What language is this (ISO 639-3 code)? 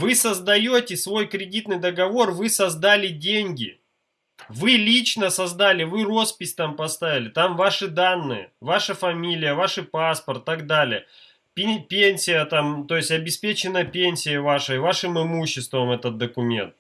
rus